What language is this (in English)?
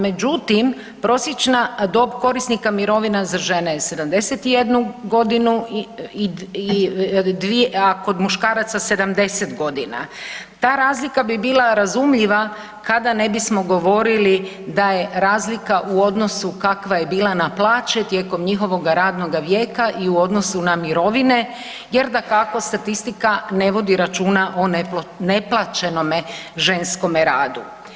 Croatian